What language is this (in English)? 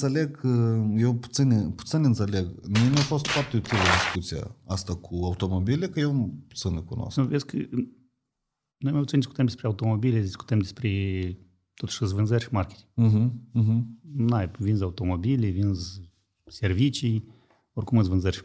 Romanian